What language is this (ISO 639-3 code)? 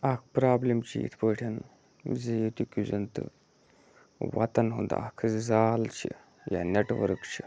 kas